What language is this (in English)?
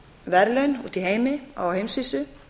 Icelandic